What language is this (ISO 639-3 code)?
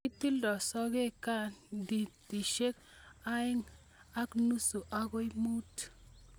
kln